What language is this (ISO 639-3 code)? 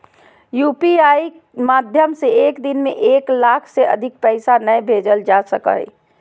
mag